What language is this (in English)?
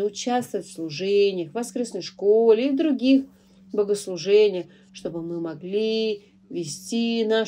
Russian